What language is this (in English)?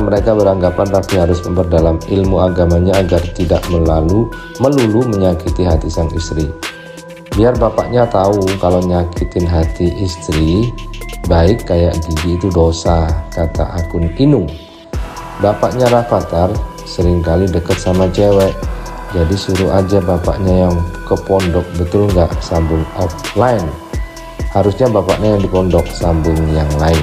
Indonesian